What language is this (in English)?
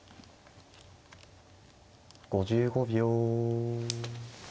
Japanese